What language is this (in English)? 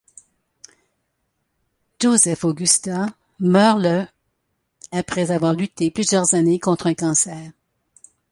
French